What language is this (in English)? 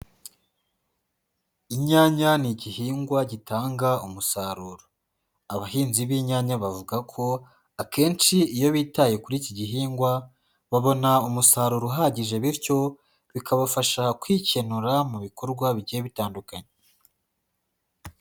Kinyarwanda